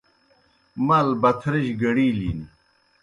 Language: Kohistani Shina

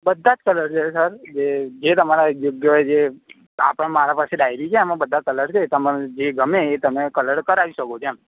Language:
Gujarati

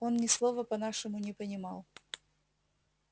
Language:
Russian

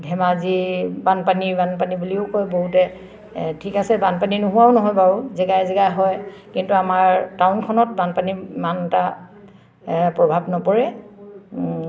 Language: Assamese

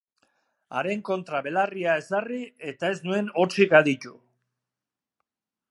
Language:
Basque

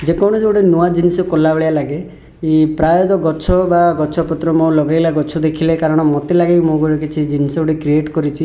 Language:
Odia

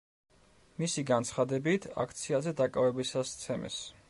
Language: Georgian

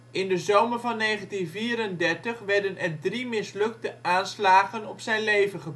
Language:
Dutch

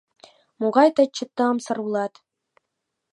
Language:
Mari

